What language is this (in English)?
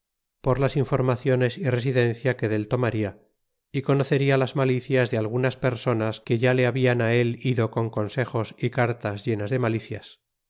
Spanish